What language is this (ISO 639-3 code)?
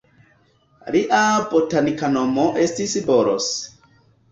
epo